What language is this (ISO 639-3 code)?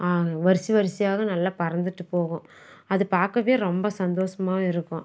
tam